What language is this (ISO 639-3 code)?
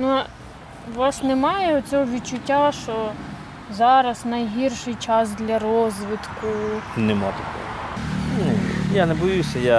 ukr